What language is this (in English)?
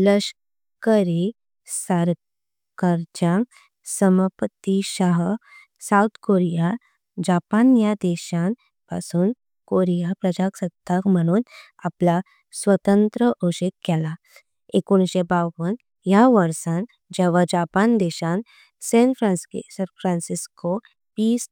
Konkani